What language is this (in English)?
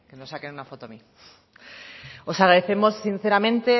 Spanish